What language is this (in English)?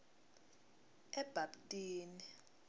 Swati